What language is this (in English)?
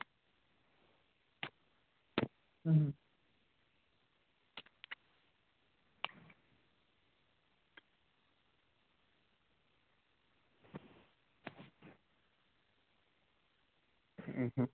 Dogri